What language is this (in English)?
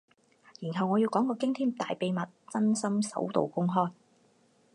Cantonese